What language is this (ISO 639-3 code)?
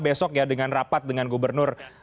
ind